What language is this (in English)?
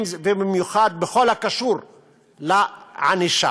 Hebrew